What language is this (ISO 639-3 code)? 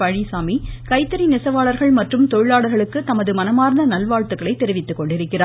tam